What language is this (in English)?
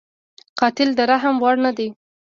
Pashto